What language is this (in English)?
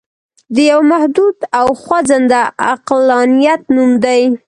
Pashto